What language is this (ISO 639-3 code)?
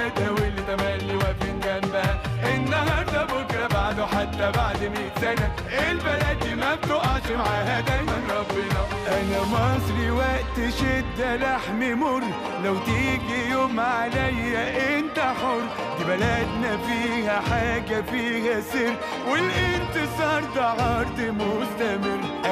ara